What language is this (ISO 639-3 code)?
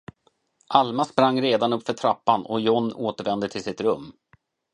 swe